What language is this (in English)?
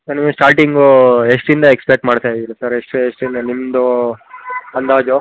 Kannada